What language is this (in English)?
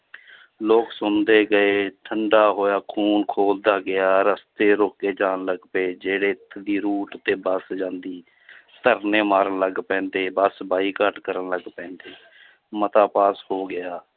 Punjabi